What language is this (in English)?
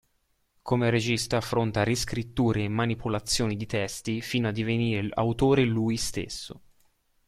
Italian